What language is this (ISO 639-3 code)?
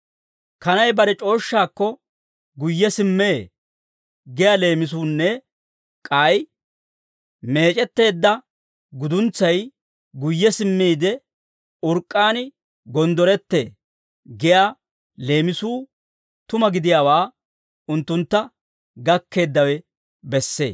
dwr